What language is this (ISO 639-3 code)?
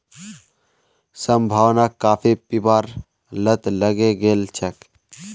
mag